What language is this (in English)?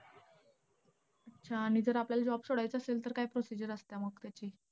Marathi